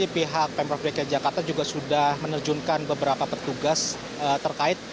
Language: Indonesian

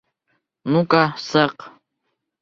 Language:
Bashkir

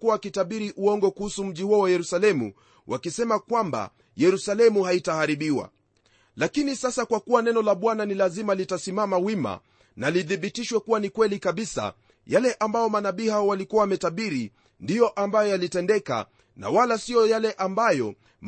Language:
Swahili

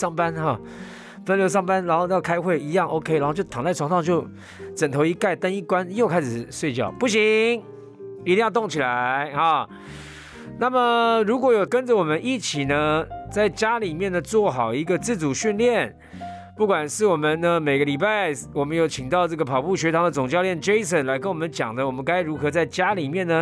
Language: Chinese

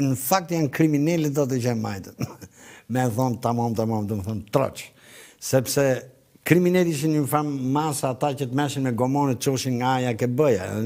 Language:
Romanian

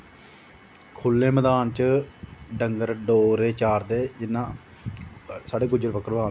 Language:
Dogri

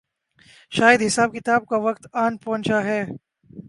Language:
Urdu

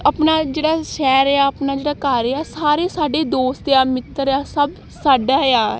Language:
Punjabi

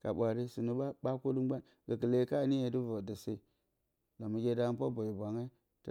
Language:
Bacama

